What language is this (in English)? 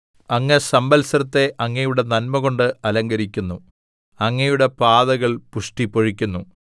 Malayalam